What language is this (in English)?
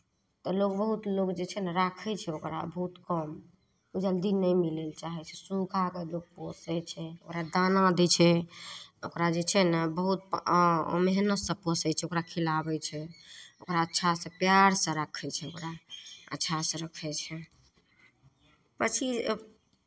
Maithili